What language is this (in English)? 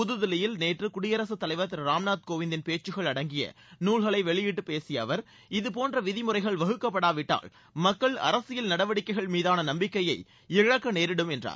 Tamil